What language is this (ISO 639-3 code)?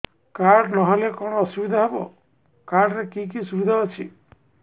ori